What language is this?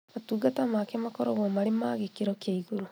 Kikuyu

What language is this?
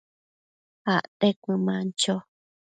Matsés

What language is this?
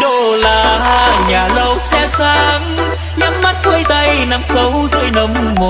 Vietnamese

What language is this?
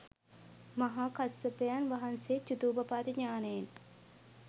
Sinhala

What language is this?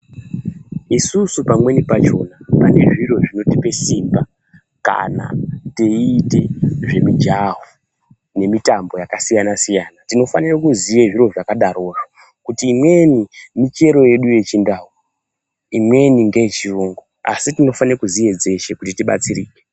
Ndau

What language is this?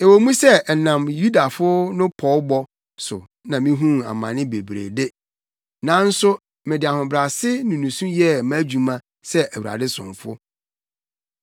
Akan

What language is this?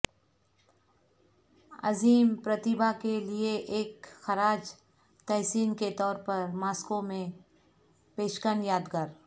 Urdu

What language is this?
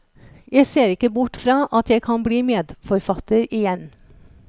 Norwegian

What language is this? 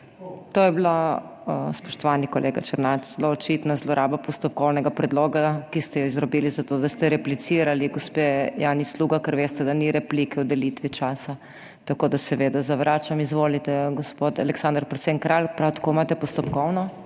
Slovenian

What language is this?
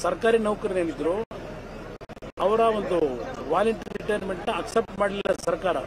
Arabic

